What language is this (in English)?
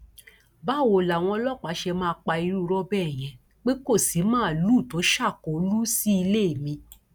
Yoruba